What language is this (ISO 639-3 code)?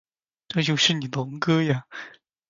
zho